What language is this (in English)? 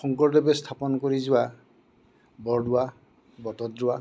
Assamese